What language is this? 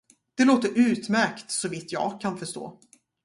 Swedish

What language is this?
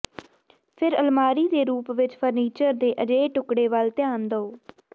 Punjabi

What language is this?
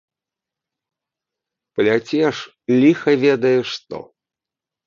Belarusian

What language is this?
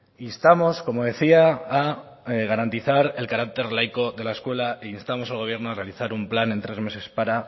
Spanish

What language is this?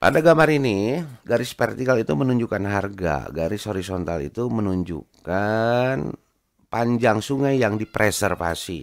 Indonesian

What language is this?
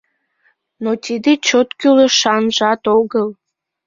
Mari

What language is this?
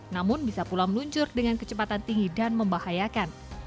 Indonesian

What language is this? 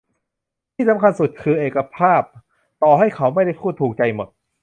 Thai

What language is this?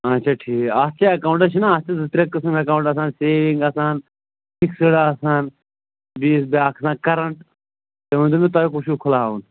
Kashmiri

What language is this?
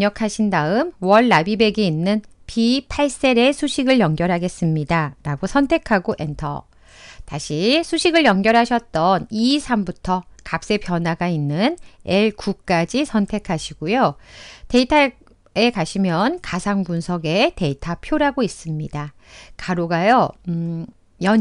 Korean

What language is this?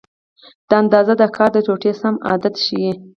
Pashto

